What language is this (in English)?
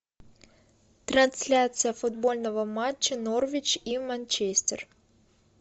Russian